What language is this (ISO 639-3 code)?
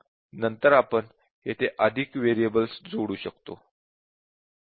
mar